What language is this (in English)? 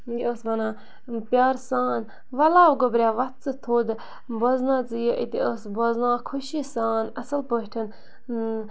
Kashmiri